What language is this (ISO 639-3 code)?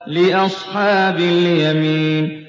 ara